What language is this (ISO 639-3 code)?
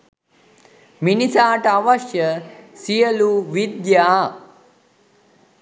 sin